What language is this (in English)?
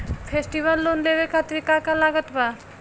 Bhojpuri